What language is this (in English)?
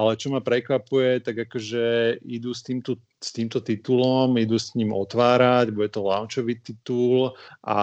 Slovak